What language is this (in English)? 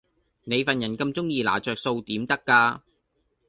Cantonese